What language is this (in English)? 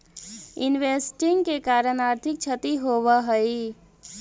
Magahi